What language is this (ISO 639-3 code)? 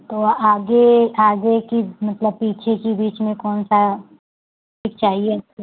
hin